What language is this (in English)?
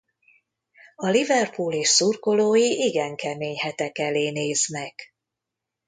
Hungarian